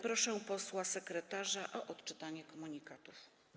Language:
Polish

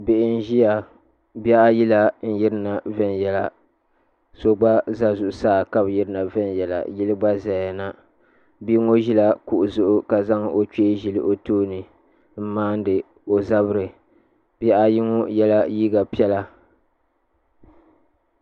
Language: Dagbani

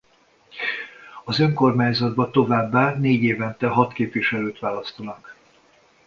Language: Hungarian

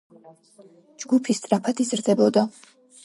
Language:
Georgian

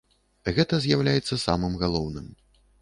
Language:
Belarusian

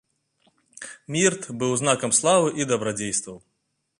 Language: Belarusian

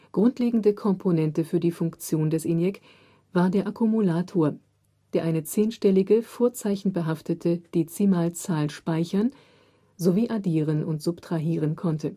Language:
German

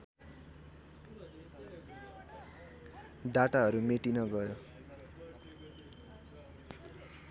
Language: Nepali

